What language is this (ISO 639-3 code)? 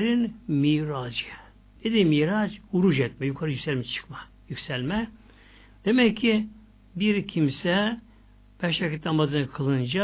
tur